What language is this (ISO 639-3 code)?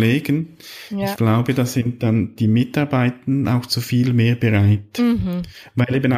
deu